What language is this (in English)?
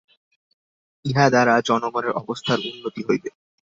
Bangla